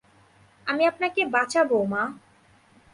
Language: Bangla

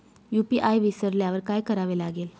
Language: Marathi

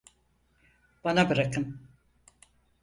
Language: Turkish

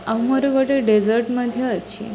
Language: Odia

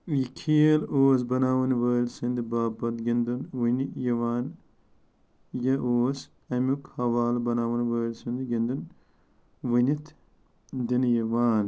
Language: Kashmiri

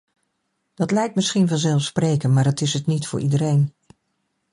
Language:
Dutch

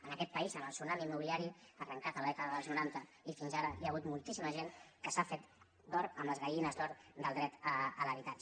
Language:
Catalan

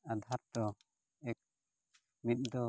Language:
Santali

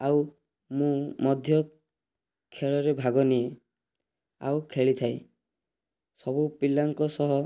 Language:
Odia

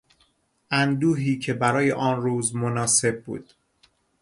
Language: Persian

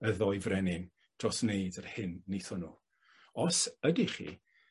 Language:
Welsh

